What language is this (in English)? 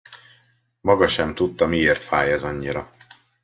Hungarian